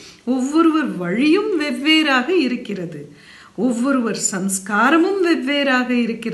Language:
Turkish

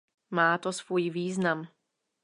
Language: Czech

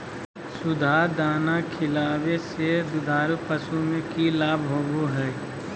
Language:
Magahi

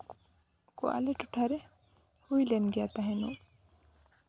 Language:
Santali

